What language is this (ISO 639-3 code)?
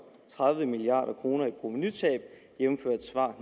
dan